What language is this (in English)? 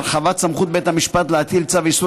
Hebrew